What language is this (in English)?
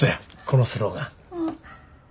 Japanese